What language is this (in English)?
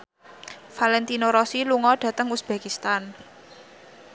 Javanese